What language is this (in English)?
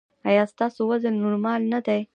Pashto